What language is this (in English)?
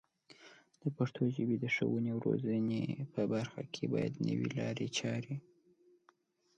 Pashto